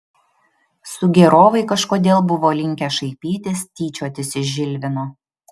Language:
Lithuanian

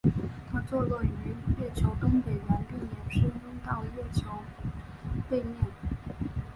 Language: Chinese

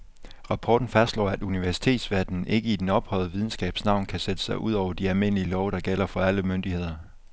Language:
Danish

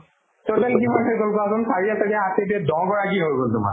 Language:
Assamese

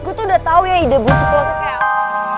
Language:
Indonesian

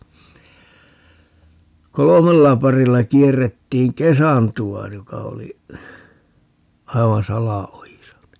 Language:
Finnish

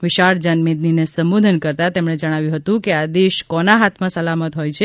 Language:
Gujarati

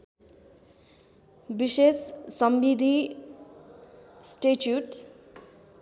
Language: Nepali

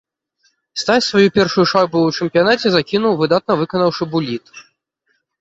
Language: Belarusian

